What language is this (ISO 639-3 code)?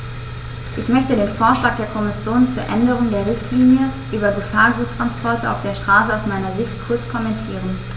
deu